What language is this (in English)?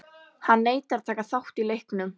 Icelandic